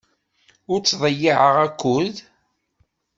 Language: Kabyle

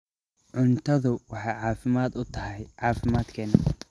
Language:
Somali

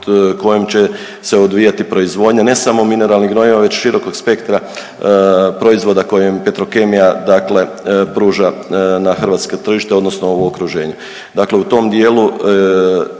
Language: Croatian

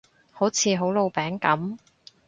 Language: Cantonese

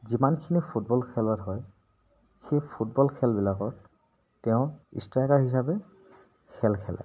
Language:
Assamese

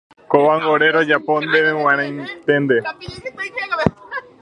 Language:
Guarani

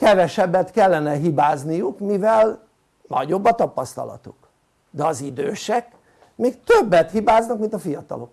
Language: Hungarian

